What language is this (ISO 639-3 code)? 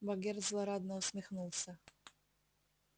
rus